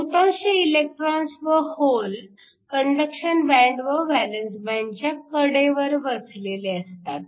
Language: Marathi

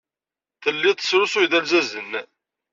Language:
Kabyle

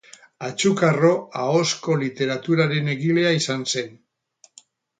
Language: Basque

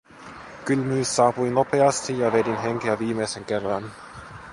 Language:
Finnish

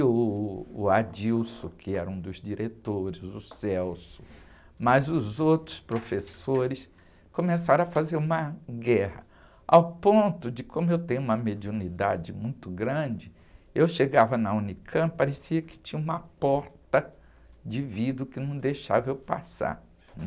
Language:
Portuguese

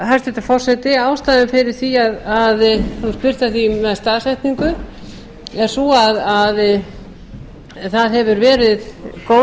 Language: Icelandic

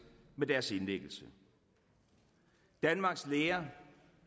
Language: Danish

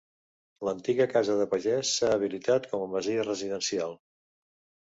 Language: Catalan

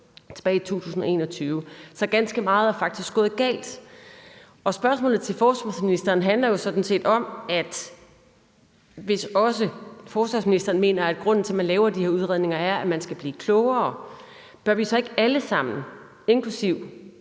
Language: Danish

